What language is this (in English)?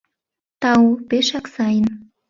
Mari